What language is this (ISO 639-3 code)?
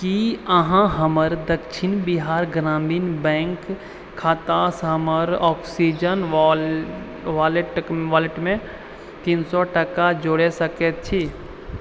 mai